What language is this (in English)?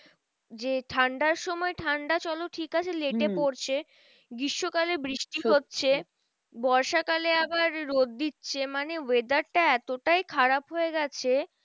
Bangla